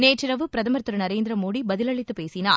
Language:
Tamil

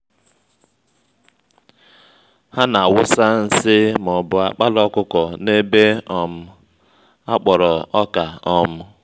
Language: Igbo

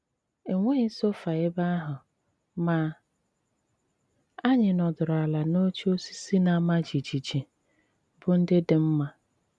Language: Igbo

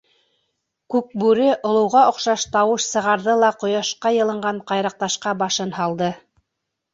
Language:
Bashkir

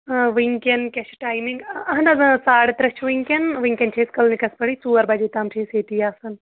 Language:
Kashmiri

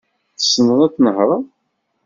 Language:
Kabyle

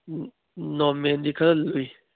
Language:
Manipuri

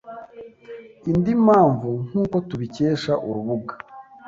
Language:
Kinyarwanda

